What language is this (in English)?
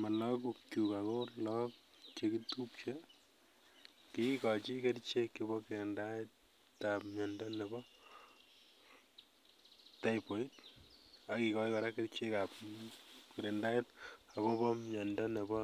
Kalenjin